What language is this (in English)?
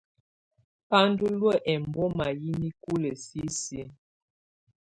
Tunen